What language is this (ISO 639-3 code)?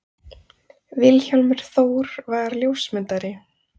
isl